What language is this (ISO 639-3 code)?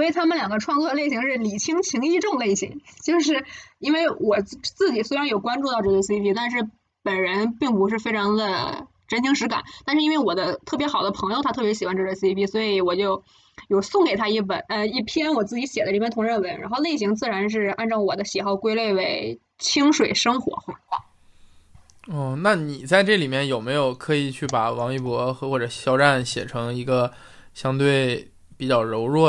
zho